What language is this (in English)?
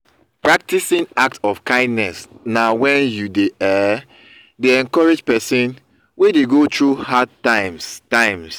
Nigerian Pidgin